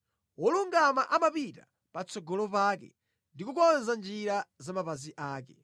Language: Nyanja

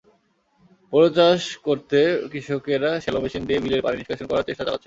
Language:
Bangla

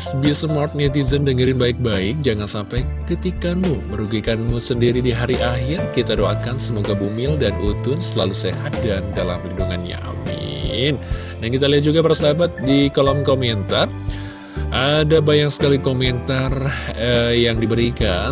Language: Indonesian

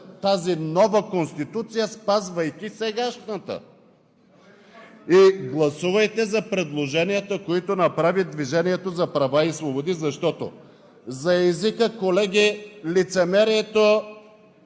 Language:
Bulgarian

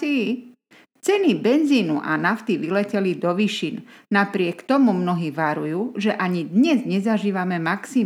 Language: Slovak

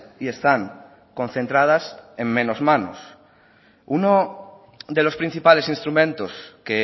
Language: Spanish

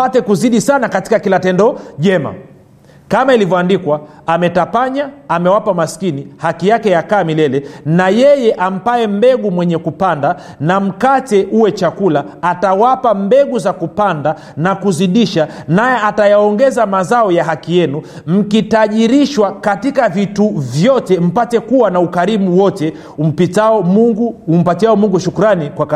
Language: Swahili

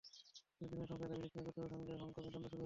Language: Bangla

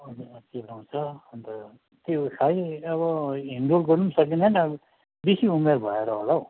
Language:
Nepali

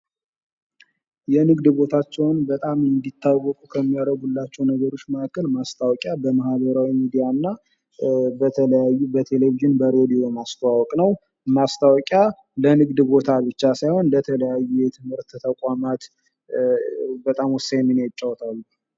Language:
Amharic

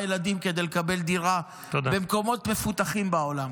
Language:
Hebrew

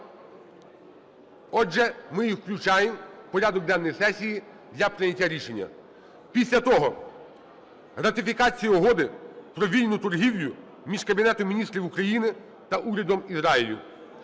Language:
Ukrainian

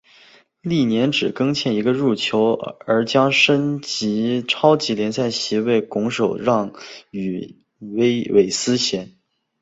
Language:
Chinese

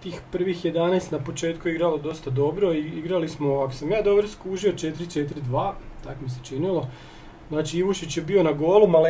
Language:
Croatian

